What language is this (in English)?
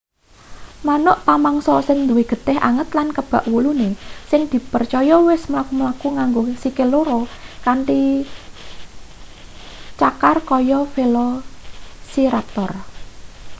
Javanese